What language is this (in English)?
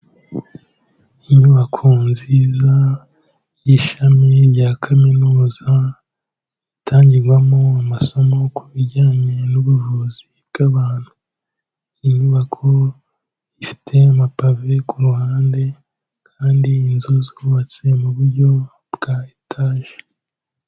Kinyarwanda